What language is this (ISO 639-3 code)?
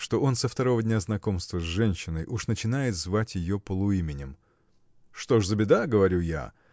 rus